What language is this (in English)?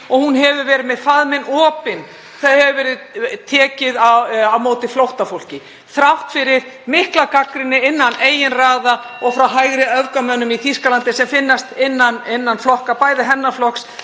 Icelandic